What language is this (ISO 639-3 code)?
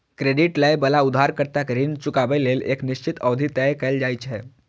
mai